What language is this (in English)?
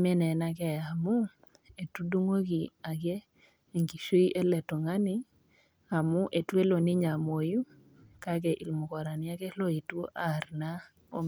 Masai